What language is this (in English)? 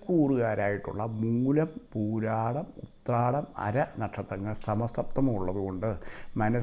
English